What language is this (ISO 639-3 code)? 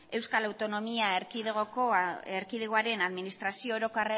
eus